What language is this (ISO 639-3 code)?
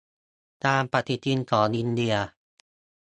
tha